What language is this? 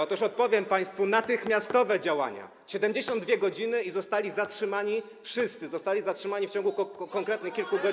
Polish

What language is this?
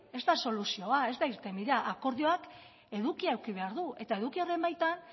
Basque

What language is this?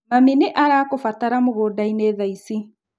Kikuyu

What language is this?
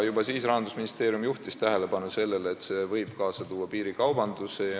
Estonian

